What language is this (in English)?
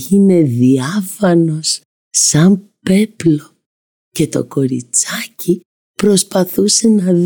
Greek